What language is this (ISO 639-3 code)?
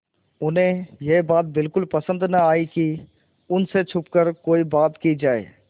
hin